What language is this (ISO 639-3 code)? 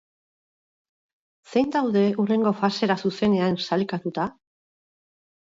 eus